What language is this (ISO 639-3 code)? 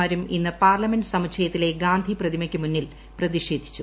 mal